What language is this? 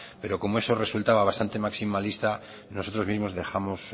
Spanish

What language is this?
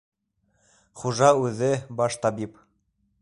Bashkir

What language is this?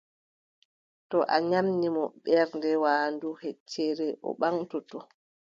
Adamawa Fulfulde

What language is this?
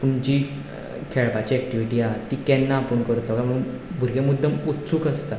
Konkani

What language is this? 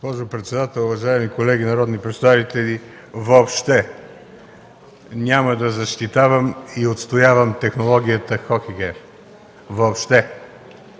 Bulgarian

